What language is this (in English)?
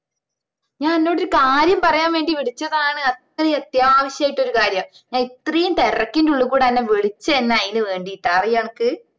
Malayalam